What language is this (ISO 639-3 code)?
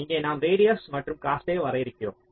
tam